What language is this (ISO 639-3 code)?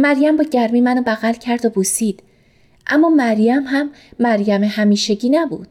fas